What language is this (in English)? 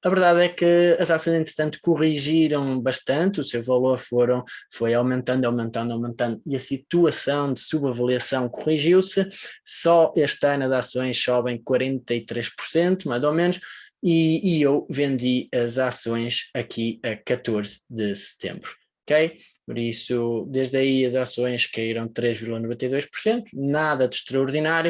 Portuguese